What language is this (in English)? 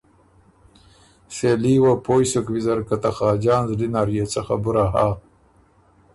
Ormuri